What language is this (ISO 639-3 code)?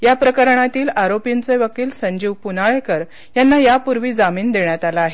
mar